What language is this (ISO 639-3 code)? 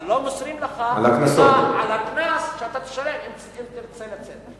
heb